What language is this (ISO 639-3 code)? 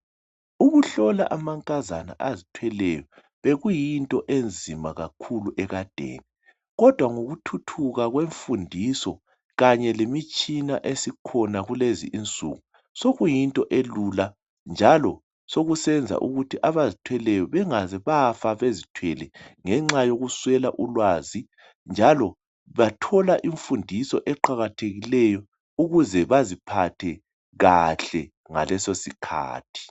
nde